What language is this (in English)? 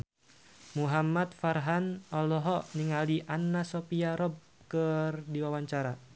Sundanese